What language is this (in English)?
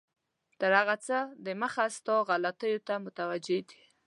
Pashto